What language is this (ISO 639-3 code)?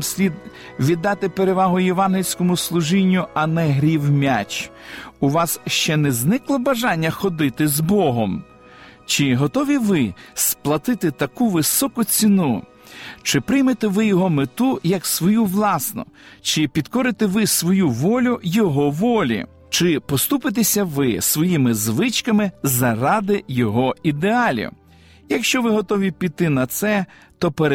ukr